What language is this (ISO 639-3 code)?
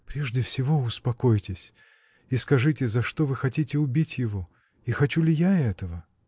rus